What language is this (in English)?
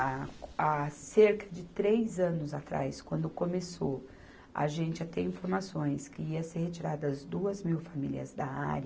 Portuguese